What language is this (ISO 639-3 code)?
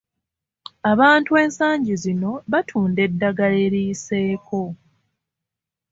lug